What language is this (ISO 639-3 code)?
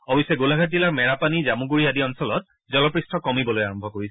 asm